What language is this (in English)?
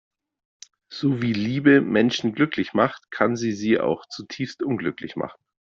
German